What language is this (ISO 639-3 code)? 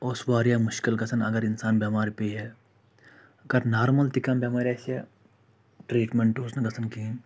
kas